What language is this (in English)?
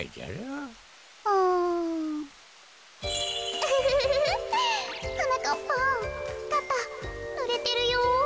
Japanese